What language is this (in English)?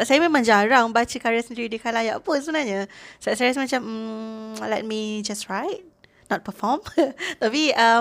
Malay